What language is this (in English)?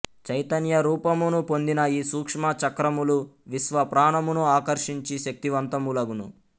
Telugu